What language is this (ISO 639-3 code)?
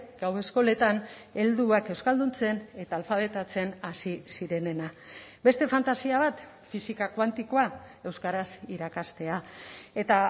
eus